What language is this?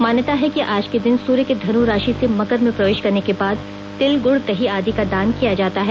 Hindi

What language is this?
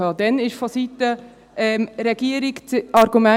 Swiss German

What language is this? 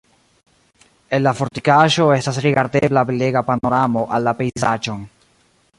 Esperanto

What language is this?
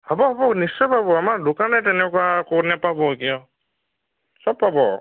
Assamese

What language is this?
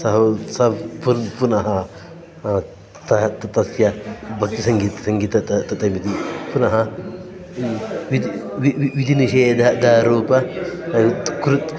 Sanskrit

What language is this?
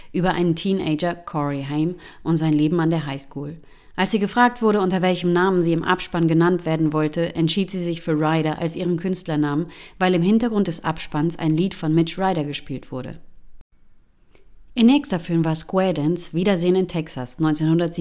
German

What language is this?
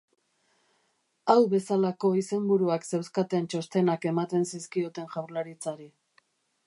Basque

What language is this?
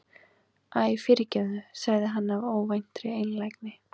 Icelandic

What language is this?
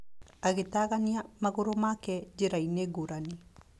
Kikuyu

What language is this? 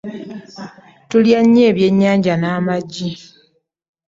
Ganda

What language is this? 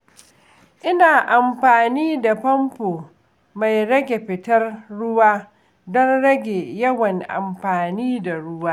Hausa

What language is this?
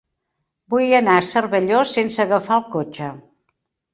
Catalan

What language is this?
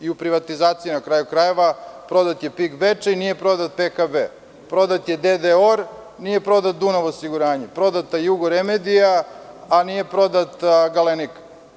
Serbian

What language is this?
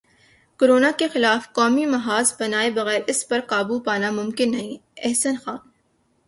Urdu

